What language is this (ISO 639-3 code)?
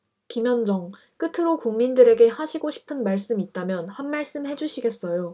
kor